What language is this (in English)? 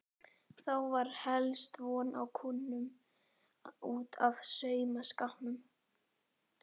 Icelandic